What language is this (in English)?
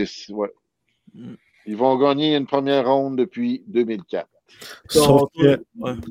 French